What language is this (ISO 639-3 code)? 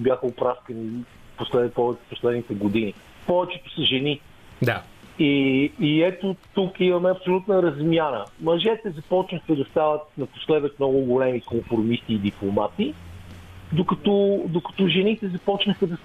bul